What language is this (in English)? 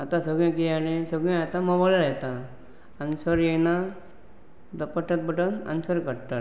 Konkani